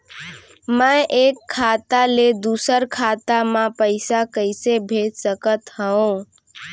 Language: Chhattisgarhi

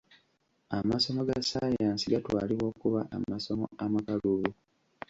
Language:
Ganda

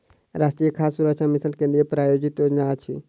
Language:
Maithili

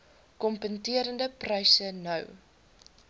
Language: Afrikaans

